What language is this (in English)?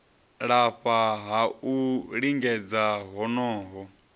Venda